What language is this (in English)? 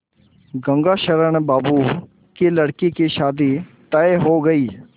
Hindi